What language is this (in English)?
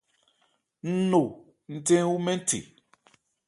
Ebrié